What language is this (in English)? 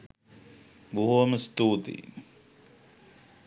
Sinhala